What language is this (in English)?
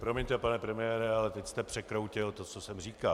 Czech